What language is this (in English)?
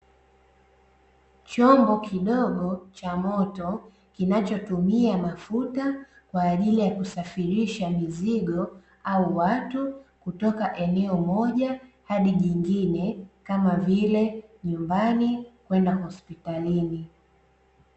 Swahili